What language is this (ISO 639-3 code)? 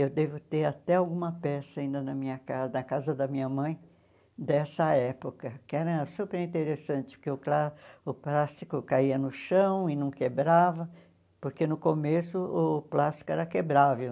por